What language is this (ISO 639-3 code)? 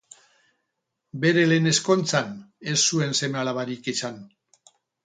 eus